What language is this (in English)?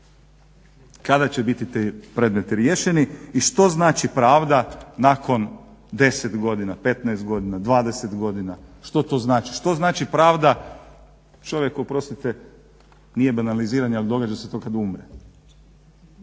Croatian